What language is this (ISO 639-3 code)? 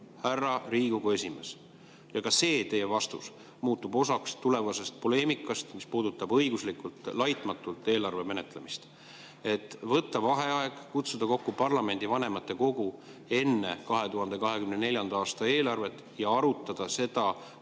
est